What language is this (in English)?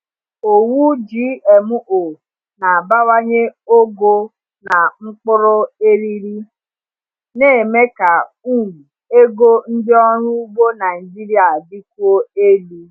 Igbo